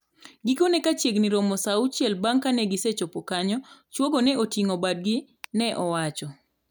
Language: Luo (Kenya and Tanzania)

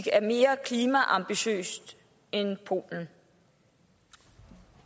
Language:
Danish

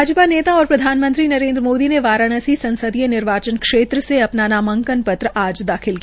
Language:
Hindi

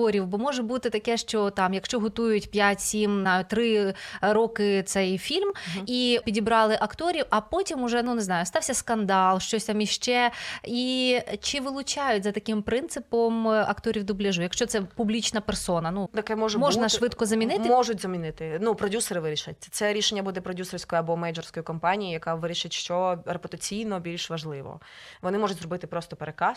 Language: Ukrainian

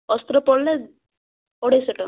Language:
Odia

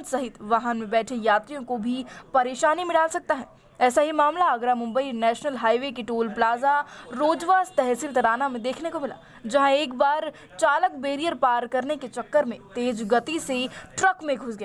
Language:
Hindi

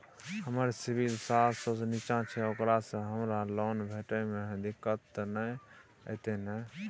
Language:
Maithili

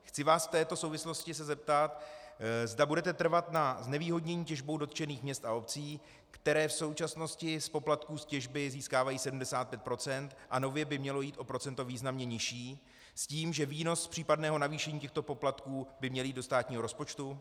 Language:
Czech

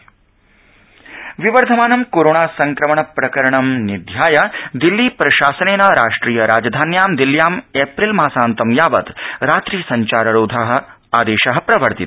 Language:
Sanskrit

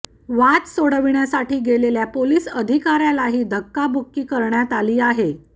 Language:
Marathi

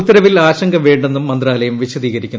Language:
Malayalam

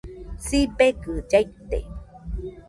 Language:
Nüpode Huitoto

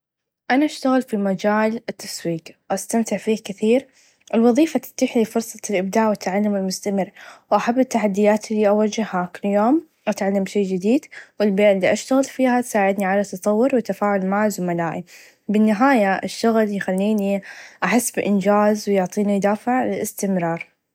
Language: Najdi Arabic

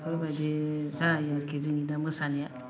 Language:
Bodo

